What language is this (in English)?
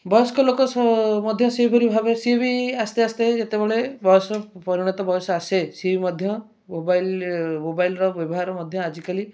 Odia